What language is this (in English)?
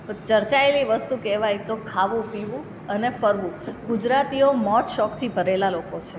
Gujarati